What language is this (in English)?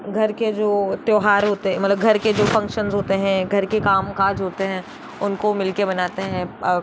Hindi